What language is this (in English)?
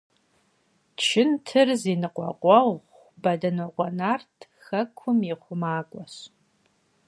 Kabardian